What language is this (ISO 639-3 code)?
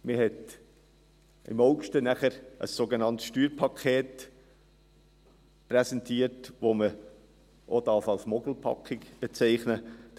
gsw